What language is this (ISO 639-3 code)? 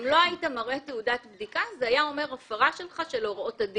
heb